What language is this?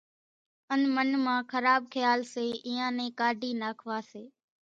Kachi Koli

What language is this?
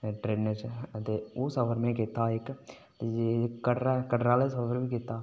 Dogri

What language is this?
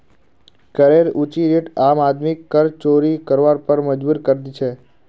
Magahi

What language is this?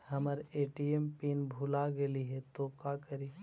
Magahi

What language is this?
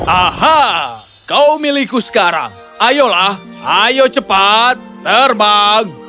Indonesian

